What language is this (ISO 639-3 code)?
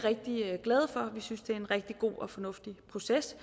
dan